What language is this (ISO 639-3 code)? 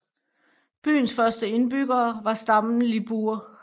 dan